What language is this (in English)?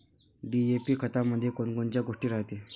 Marathi